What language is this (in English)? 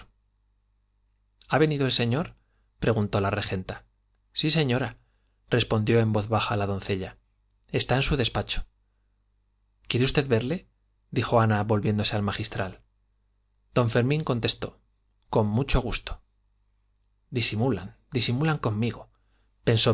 Spanish